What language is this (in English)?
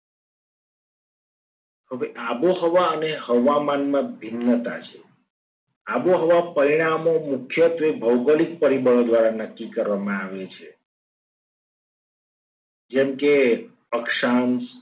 Gujarati